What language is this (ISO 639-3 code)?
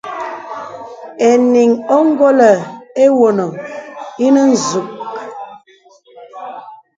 beb